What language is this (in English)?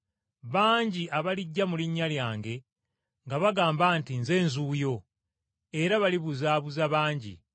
Ganda